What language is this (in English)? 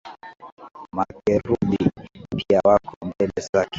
Swahili